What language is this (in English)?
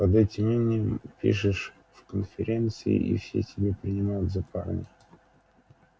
Russian